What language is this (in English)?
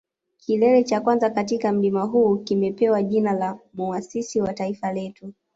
Swahili